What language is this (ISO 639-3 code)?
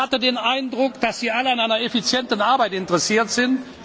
deu